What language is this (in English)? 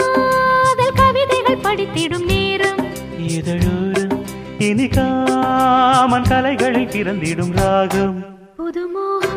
Tamil